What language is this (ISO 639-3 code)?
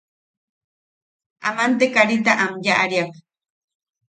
yaq